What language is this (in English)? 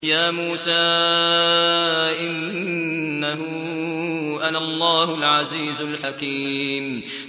Arabic